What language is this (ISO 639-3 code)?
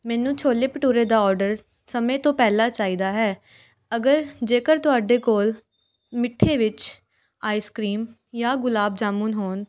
pan